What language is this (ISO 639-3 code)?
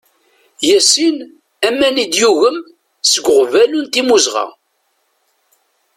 kab